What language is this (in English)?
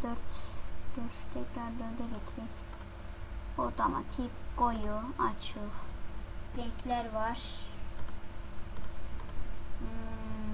Turkish